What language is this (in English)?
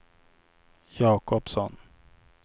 Swedish